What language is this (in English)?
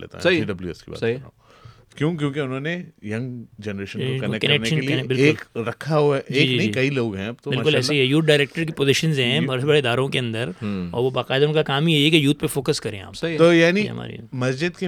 Urdu